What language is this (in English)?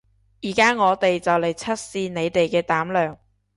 Cantonese